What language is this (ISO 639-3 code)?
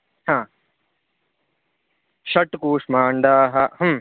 san